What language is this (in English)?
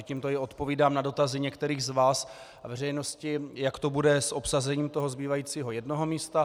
Czech